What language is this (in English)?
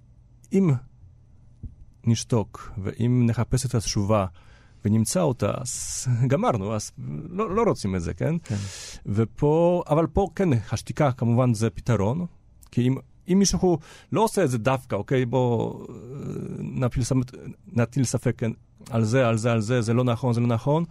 Hebrew